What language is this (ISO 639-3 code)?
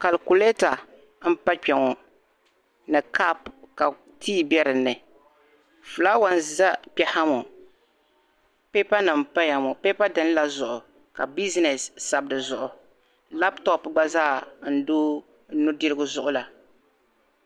dag